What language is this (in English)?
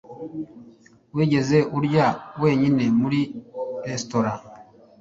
Kinyarwanda